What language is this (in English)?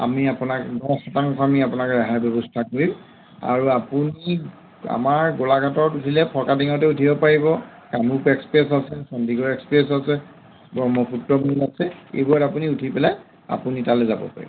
Assamese